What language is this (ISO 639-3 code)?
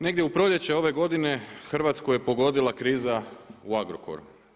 hrv